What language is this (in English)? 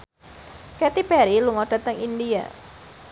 Javanese